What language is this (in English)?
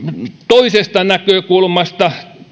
Finnish